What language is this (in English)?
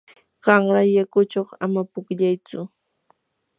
Yanahuanca Pasco Quechua